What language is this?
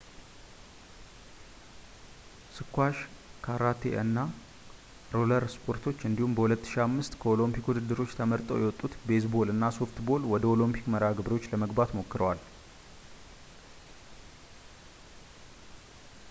Amharic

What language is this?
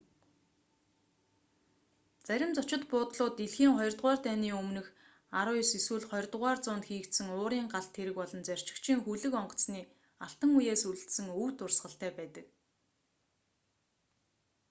Mongolian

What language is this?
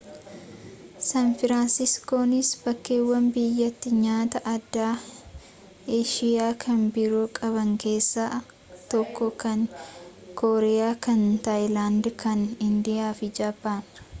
Oromo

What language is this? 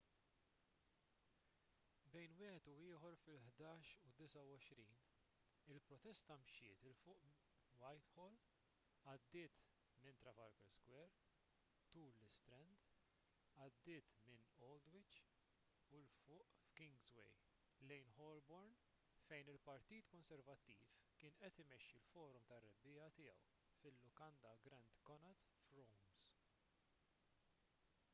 Maltese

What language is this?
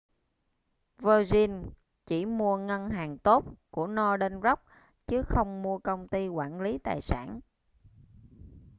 Vietnamese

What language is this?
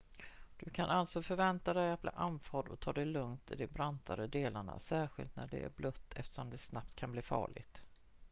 Swedish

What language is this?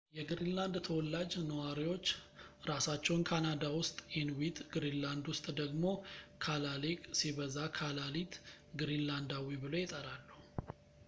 Amharic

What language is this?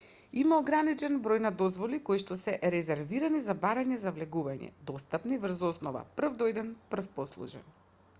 Macedonian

